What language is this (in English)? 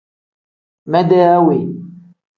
Tem